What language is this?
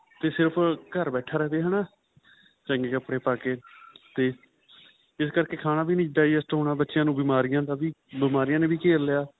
Punjabi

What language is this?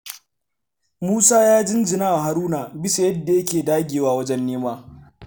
Hausa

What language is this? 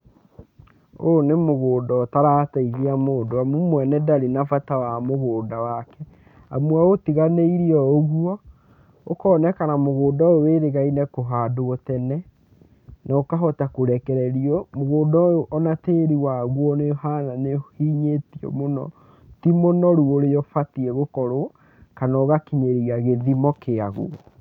Kikuyu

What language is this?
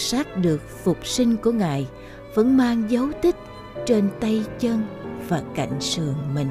Vietnamese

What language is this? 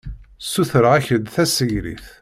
Kabyle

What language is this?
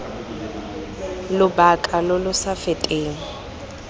Tswana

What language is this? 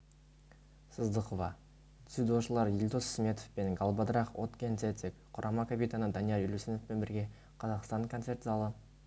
Kazakh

